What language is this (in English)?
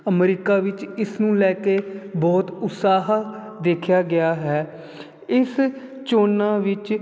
Punjabi